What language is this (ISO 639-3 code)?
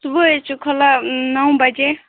kas